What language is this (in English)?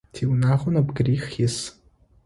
Adyghe